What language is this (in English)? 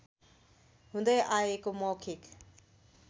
Nepali